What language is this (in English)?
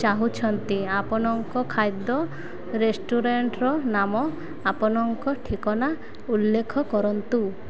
Odia